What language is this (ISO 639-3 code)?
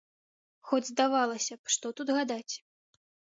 bel